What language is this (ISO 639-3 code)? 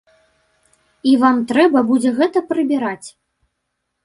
bel